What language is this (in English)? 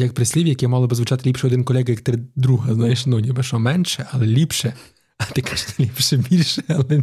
Ukrainian